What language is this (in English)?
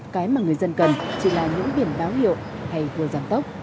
Vietnamese